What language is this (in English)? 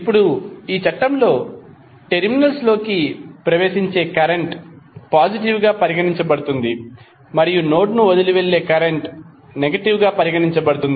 Telugu